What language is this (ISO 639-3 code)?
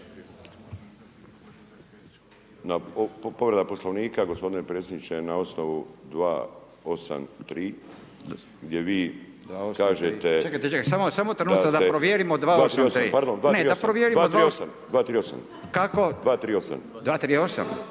hrv